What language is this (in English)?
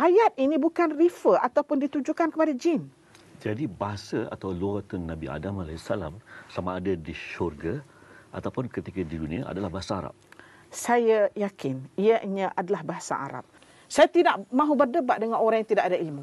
Malay